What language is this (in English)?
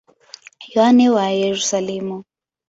Swahili